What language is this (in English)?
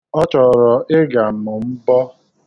Igbo